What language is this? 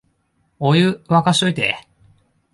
Japanese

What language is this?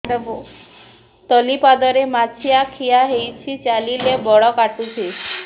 Odia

